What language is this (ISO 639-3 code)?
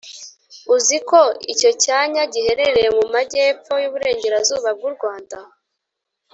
kin